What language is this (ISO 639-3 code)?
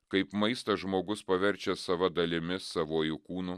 lit